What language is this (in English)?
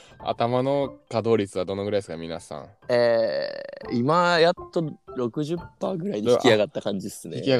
Japanese